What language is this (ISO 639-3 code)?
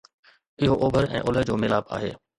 snd